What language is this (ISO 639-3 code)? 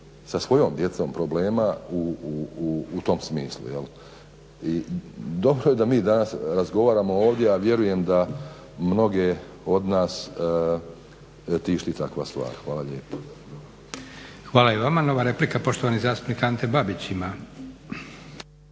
hrv